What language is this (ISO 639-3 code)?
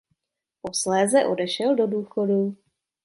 ces